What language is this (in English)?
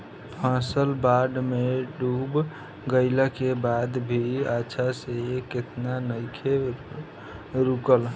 Bhojpuri